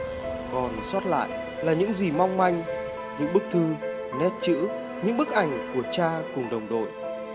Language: Vietnamese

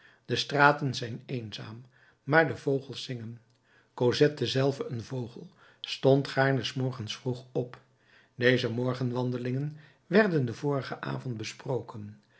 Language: Dutch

